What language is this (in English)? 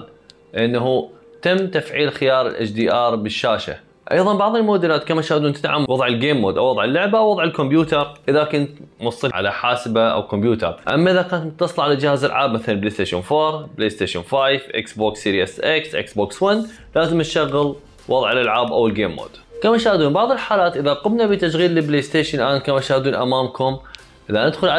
Arabic